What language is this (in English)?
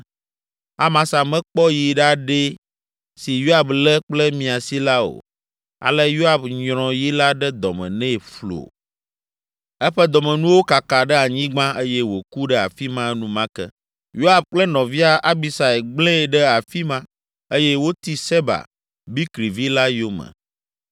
Ewe